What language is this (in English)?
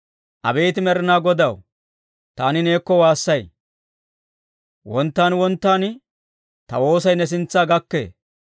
Dawro